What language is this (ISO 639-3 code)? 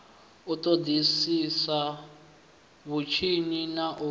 ven